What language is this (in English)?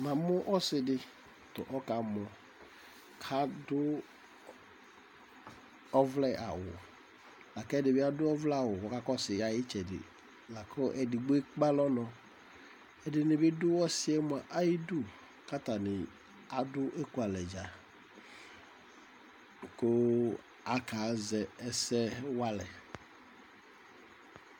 Ikposo